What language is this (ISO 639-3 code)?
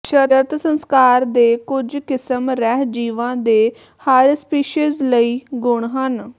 pan